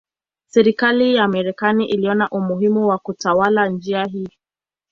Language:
Swahili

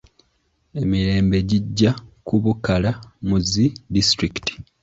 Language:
Ganda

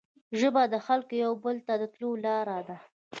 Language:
Pashto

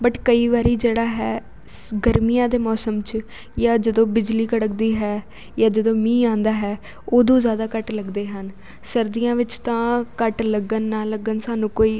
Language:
Punjabi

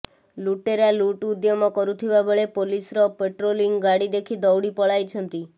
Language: Odia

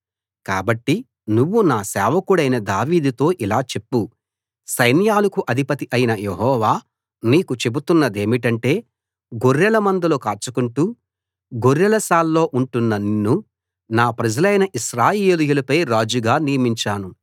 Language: Telugu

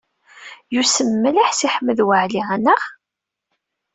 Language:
Kabyle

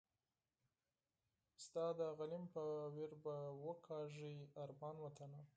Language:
Pashto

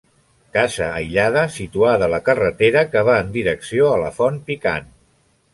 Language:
Catalan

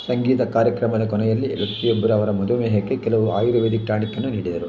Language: Kannada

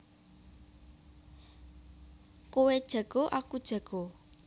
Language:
Javanese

